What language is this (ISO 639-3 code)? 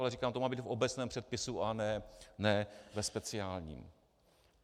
ces